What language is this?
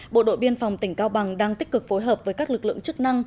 Vietnamese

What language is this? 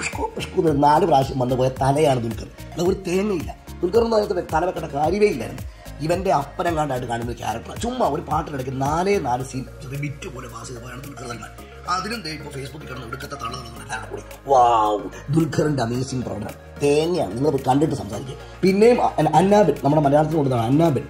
Malayalam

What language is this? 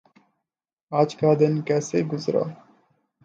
Urdu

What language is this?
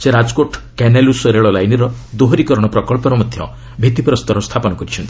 Odia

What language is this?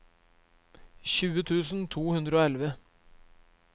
Norwegian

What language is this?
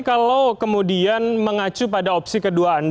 Indonesian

